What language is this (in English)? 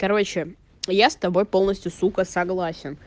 Russian